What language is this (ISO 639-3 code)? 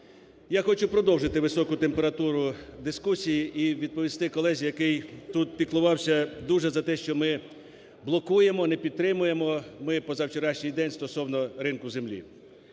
ukr